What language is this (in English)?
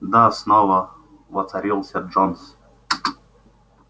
Russian